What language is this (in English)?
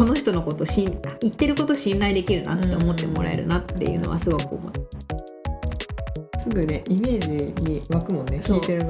Japanese